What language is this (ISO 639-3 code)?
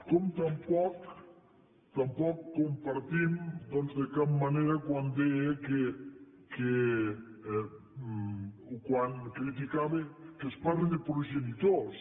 cat